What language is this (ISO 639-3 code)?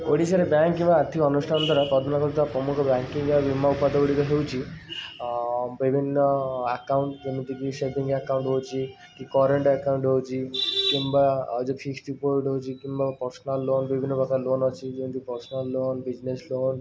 ori